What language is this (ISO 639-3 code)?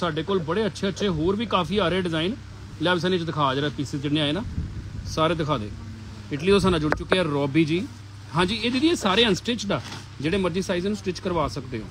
hin